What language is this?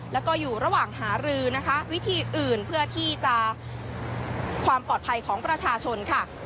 Thai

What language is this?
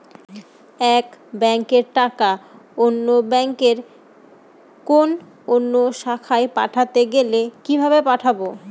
Bangla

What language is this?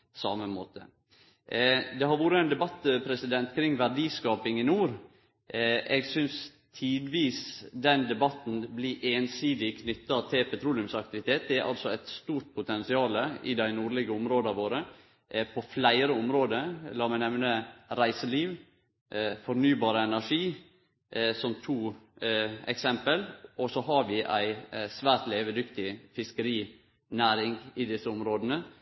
Norwegian Nynorsk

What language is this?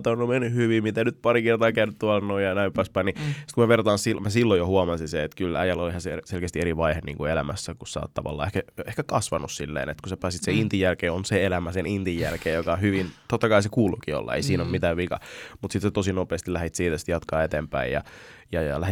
Finnish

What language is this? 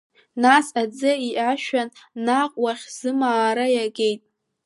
Abkhazian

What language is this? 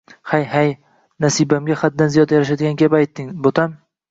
Uzbek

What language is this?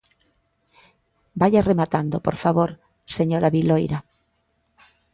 Galician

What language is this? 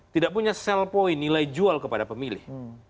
Indonesian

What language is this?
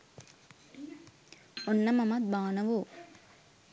Sinhala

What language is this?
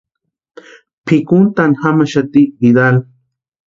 Western Highland Purepecha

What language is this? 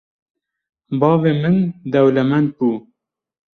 Kurdish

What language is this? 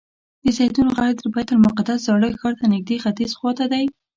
Pashto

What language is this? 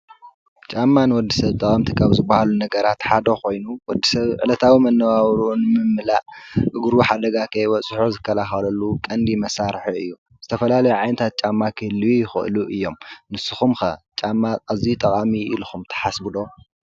Tigrinya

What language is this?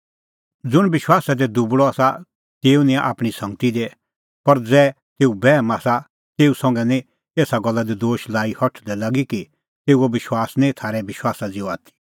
Kullu Pahari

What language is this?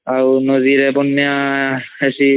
Odia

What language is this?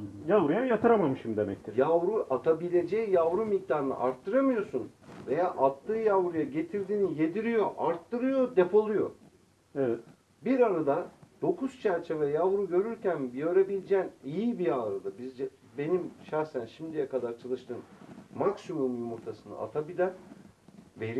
Turkish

